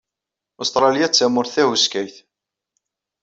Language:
Kabyle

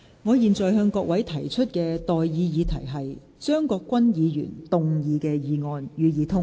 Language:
Cantonese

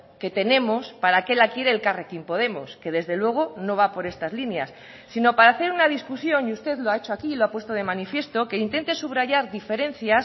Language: Spanish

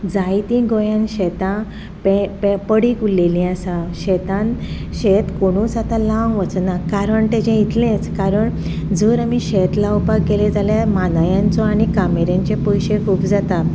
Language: Konkani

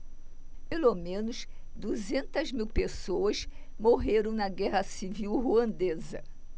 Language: Portuguese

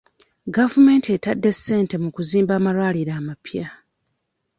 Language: Ganda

